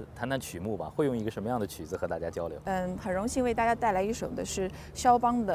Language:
Chinese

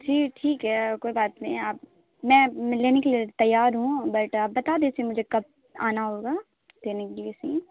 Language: Urdu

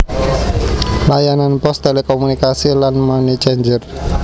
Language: Javanese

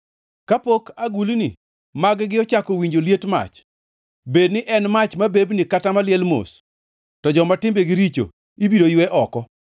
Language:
Luo (Kenya and Tanzania)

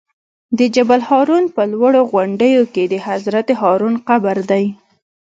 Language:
Pashto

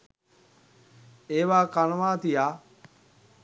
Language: Sinhala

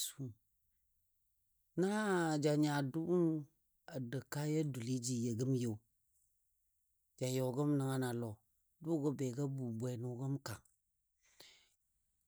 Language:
Dadiya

